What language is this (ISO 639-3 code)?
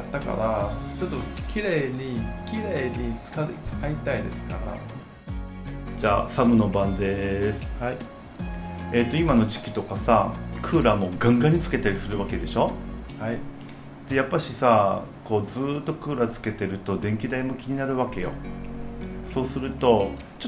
jpn